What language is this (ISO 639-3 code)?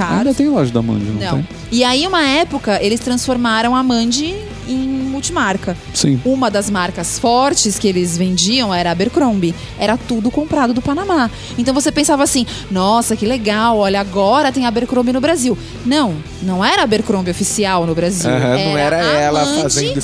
por